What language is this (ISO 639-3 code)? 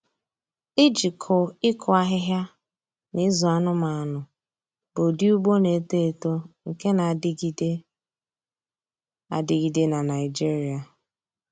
ibo